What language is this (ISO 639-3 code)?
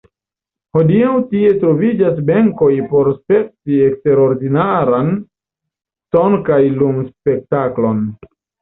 epo